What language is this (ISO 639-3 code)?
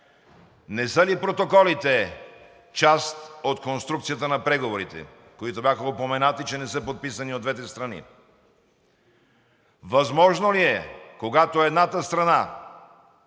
bul